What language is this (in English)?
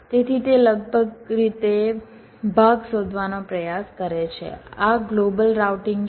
Gujarati